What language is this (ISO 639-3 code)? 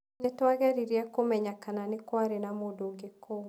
kik